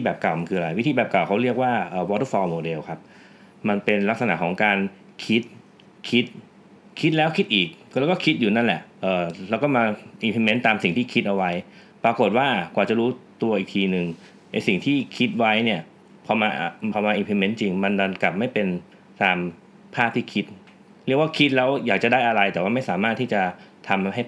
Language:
Thai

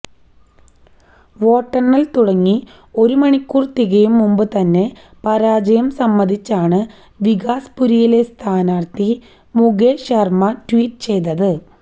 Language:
Malayalam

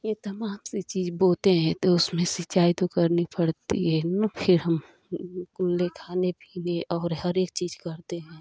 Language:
Hindi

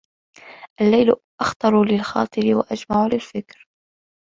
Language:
Arabic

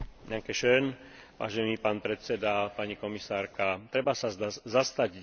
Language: Slovak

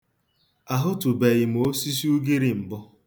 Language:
Igbo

